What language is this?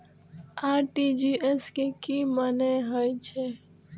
Maithili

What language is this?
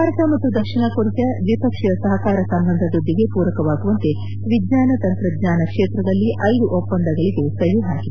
Kannada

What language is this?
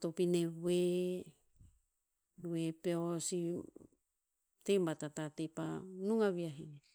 Tinputz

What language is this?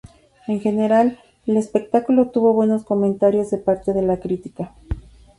Spanish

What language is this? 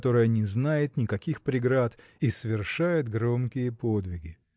Russian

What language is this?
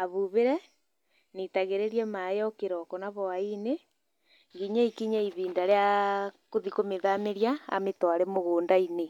Kikuyu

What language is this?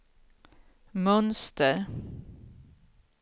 Swedish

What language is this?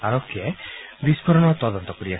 Assamese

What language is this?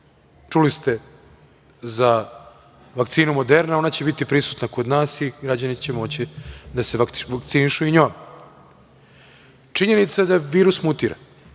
Serbian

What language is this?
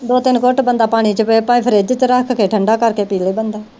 Punjabi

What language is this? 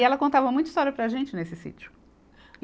Portuguese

